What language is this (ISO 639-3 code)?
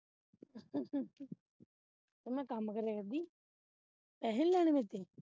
pan